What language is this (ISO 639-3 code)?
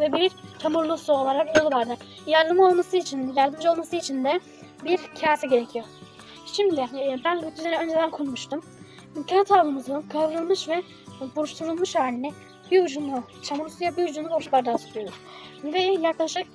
tur